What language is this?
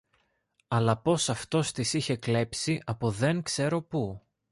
Greek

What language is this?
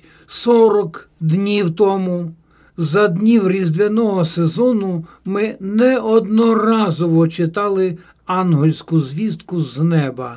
Ukrainian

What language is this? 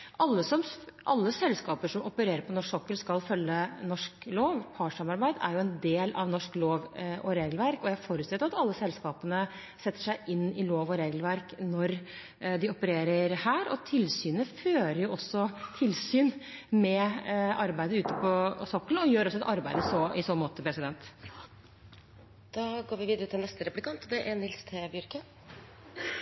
Norwegian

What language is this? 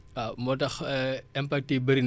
Wolof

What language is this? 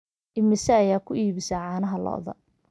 Somali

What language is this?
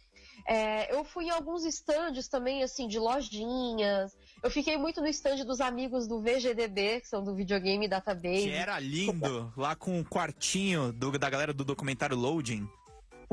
Portuguese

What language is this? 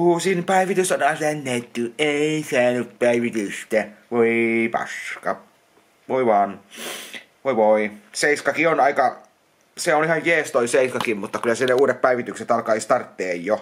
Finnish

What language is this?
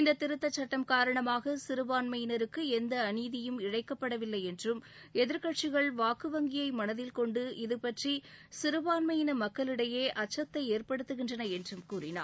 Tamil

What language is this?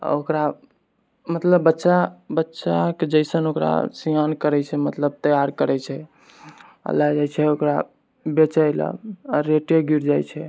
Maithili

